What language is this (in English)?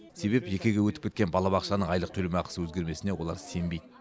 Kazakh